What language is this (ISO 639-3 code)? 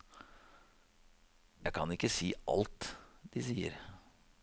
nor